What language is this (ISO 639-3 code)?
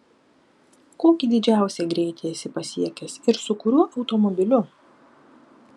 lit